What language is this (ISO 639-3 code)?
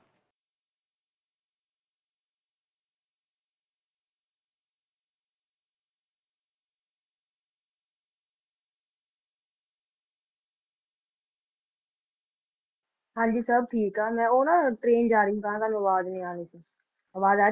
pan